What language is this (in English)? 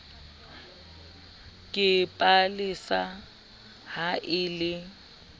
Southern Sotho